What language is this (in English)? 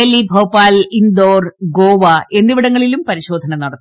Malayalam